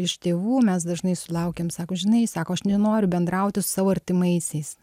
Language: Lithuanian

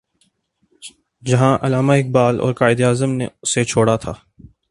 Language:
Urdu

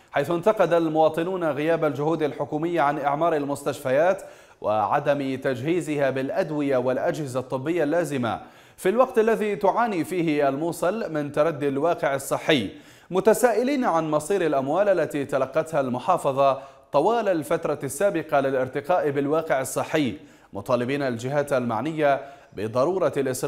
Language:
Arabic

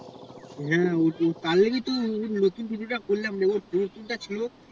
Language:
Bangla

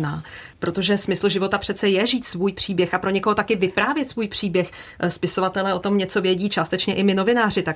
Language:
Czech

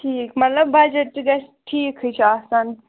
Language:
Kashmiri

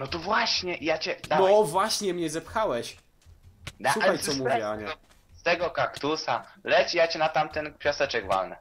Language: Polish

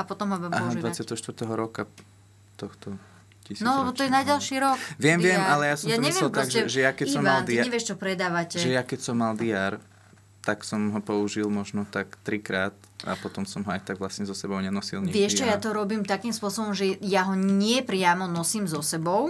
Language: Slovak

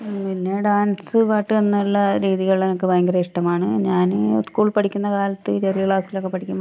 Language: Malayalam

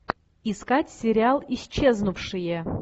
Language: Russian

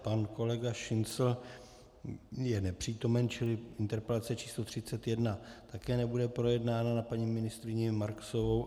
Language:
Czech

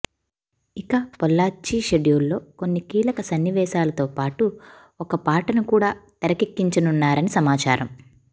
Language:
Telugu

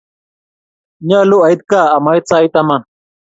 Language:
Kalenjin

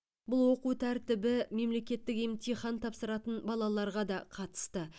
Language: Kazakh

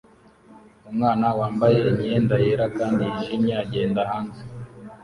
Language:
Kinyarwanda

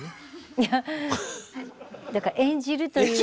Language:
Japanese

